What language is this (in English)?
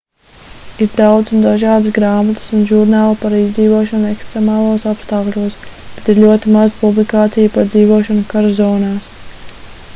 Latvian